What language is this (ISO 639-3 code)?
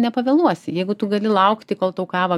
lit